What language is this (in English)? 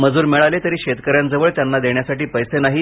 Marathi